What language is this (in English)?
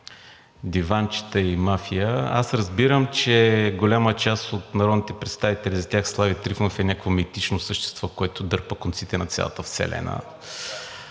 Bulgarian